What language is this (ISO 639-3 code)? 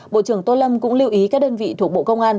vie